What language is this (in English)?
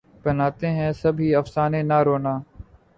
Urdu